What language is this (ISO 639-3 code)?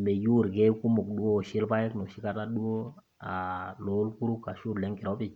mas